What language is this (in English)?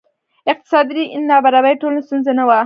Pashto